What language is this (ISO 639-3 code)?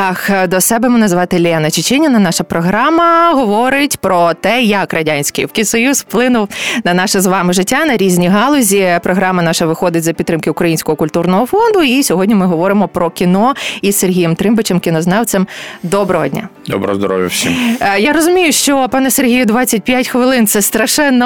ukr